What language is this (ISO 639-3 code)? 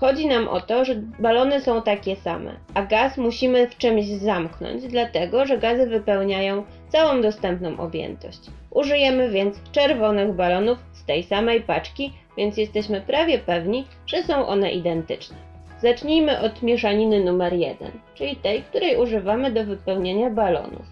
pol